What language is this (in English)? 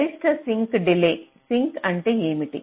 Telugu